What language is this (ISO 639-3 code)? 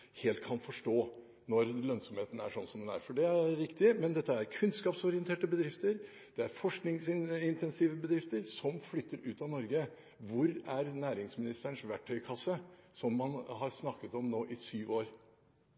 nob